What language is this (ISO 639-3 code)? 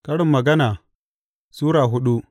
hau